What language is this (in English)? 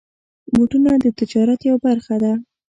Pashto